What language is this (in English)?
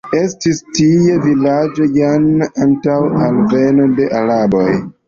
Esperanto